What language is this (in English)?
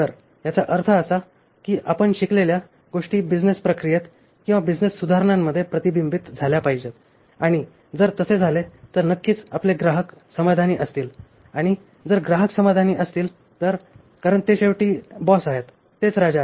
Marathi